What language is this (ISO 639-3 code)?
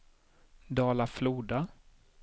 swe